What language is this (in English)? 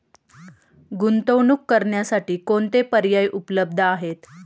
Marathi